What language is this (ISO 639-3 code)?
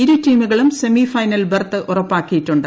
mal